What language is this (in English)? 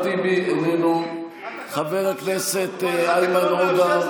Hebrew